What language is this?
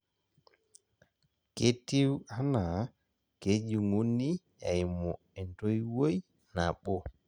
Masai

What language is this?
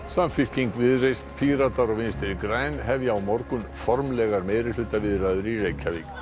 Icelandic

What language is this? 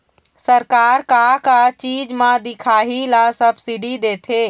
Chhattisgarhi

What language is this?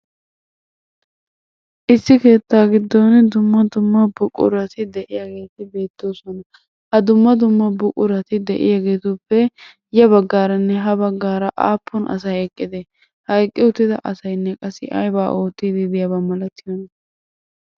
Wolaytta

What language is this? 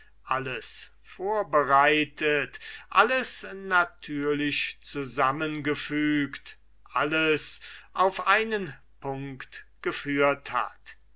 German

